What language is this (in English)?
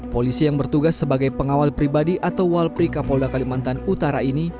Indonesian